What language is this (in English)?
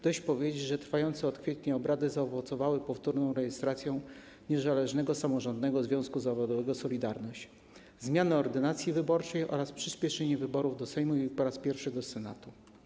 Polish